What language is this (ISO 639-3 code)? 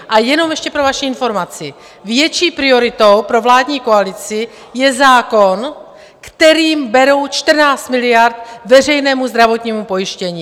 ces